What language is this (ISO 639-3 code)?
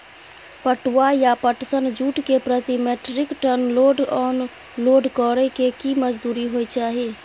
mai